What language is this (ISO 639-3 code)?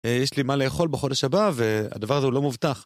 heb